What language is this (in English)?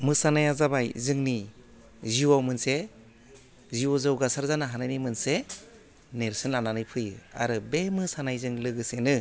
Bodo